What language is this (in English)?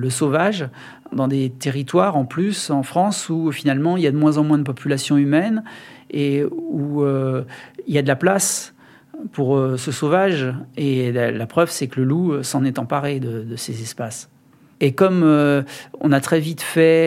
French